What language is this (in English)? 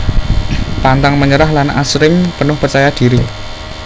Javanese